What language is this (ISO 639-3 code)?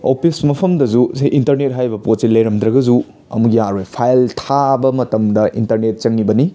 mni